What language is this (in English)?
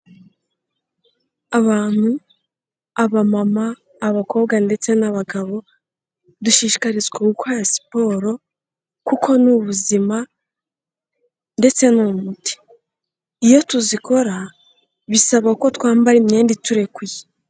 Kinyarwanda